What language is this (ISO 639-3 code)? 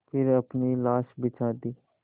hin